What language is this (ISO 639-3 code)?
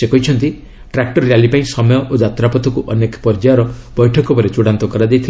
ori